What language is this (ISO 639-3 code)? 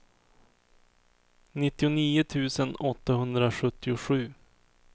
swe